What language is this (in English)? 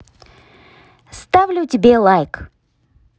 Russian